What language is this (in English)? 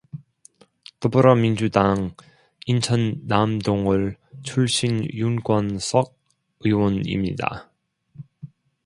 Korean